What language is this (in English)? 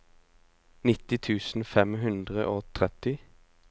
Norwegian